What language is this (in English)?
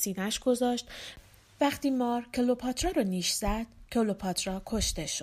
Persian